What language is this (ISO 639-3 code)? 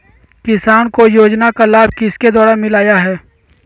mag